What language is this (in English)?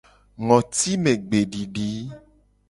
Gen